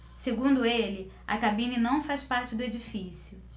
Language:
Portuguese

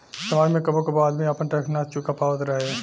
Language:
Bhojpuri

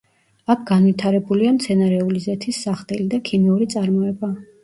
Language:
Georgian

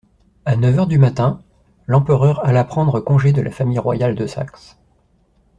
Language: French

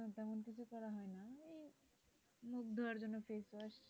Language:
Bangla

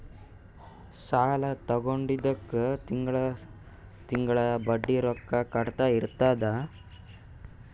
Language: Kannada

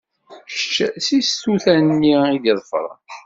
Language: Kabyle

